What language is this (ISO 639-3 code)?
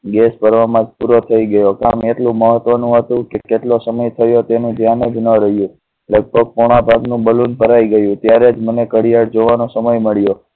guj